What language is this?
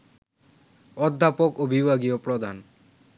Bangla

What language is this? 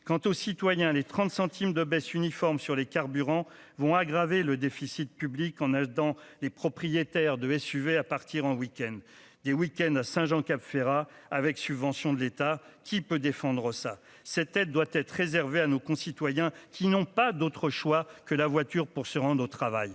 French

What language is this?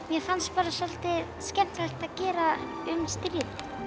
Icelandic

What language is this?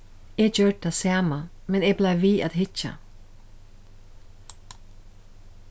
Faroese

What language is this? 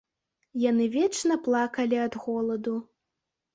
Belarusian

